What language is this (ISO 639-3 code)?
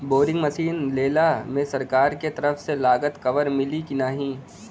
bho